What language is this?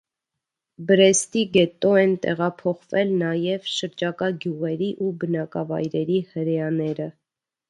Armenian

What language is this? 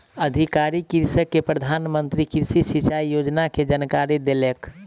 Maithili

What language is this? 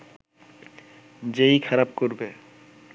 Bangla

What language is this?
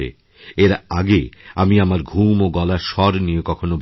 Bangla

